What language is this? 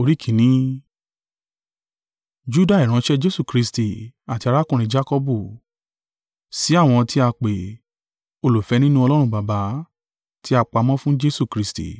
Yoruba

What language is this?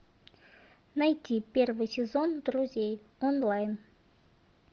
Russian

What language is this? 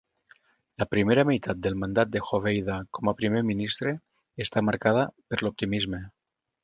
Catalan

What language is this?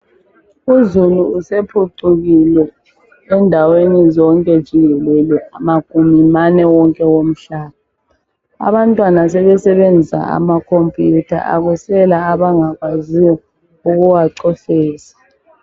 North Ndebele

